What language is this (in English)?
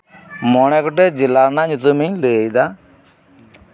Santali